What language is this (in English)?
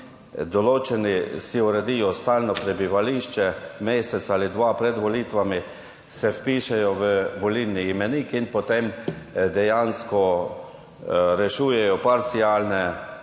Slovenian